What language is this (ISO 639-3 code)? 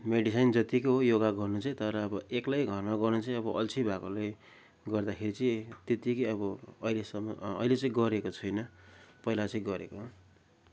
nep